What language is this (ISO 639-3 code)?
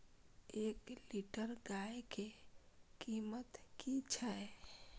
mai